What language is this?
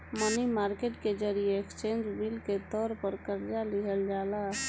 Bhojpuri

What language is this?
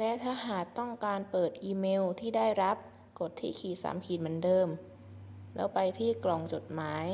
Thai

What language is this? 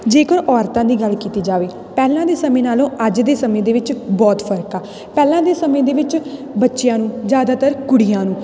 Punjabi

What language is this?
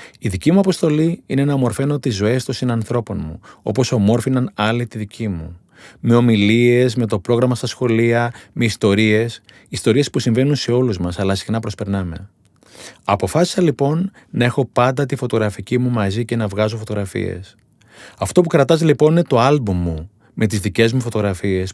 Greek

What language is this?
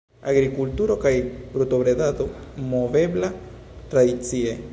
Esperanto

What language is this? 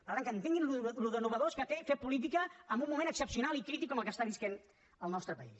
Catalan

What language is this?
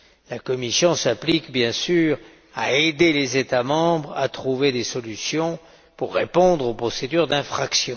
French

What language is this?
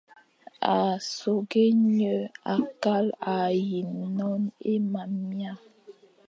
Fang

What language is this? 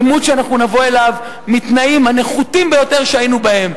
Hebrew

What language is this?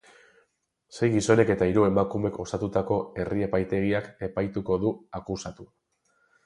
Basque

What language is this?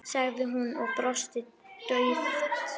Icelandic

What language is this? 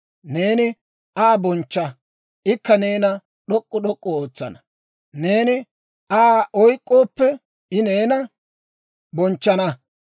Dawro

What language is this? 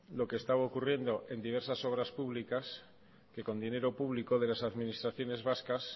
Spanish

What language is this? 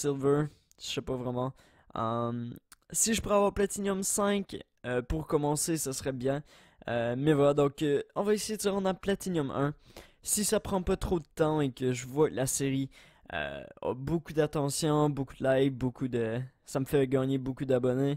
French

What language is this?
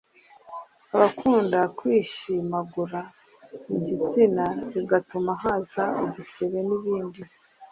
Kinyarwanda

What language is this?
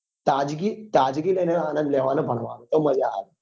Gujarati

